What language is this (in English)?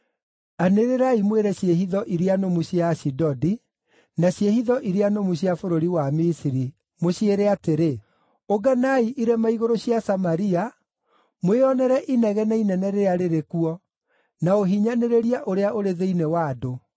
Kikuyu